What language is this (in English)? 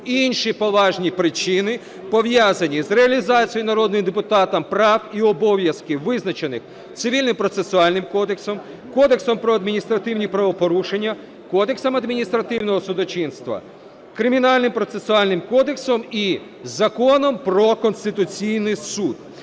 Ukrainian